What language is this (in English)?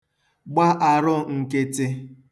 Igbo